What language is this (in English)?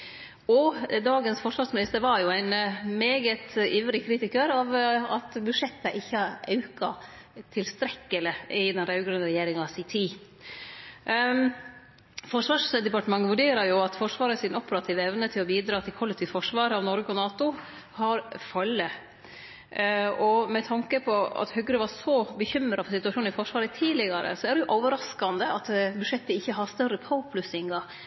Norwegian Nynorsk